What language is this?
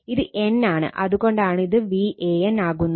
Malayalam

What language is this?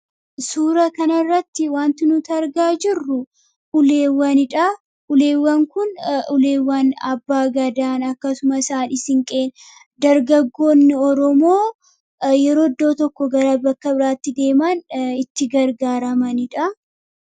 Oromo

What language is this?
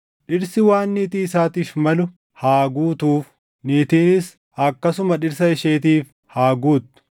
Oromo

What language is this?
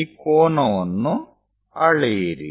Kannada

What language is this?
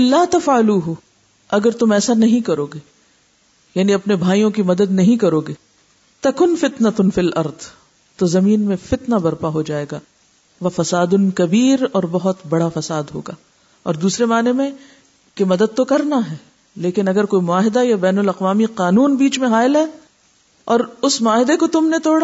Urdu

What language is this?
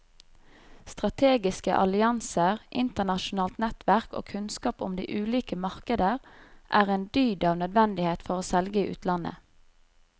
Norwegian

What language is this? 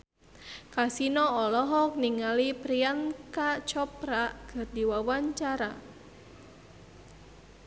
Sundanese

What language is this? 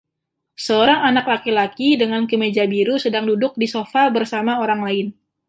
Indonesian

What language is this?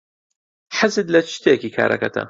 Central Kurdish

